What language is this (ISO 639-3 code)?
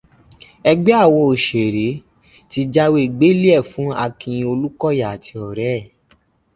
yor